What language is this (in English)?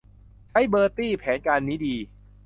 Thai